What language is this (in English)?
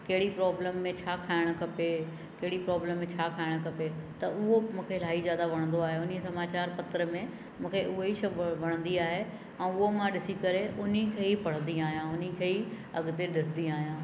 Sindhi